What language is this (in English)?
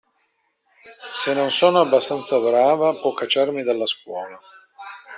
Italian